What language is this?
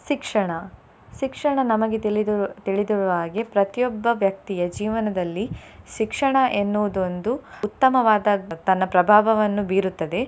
Kannada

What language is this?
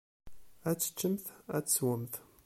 Kabyle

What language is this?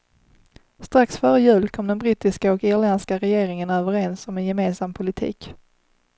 Swedish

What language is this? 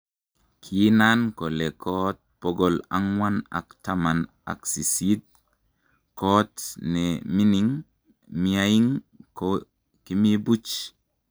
Kalenjin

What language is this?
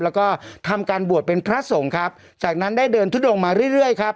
Thai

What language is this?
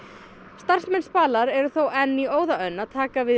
Icelandic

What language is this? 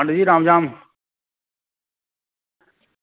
Dogri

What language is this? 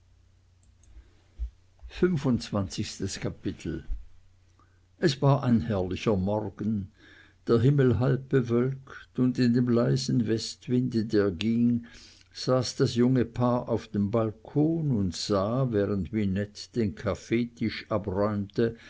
German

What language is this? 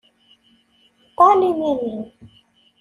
Kabyle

